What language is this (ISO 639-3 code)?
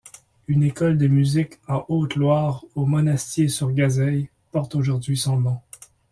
fra